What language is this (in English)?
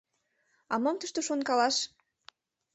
Mari